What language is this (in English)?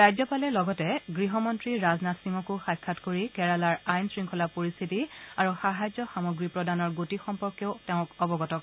Assamese